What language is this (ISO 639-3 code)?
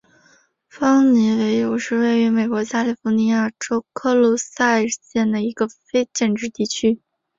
zho